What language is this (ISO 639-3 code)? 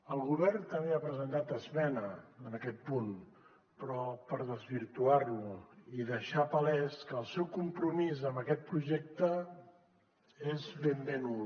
cat